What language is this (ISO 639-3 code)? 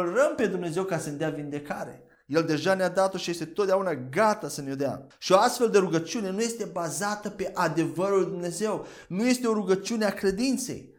ron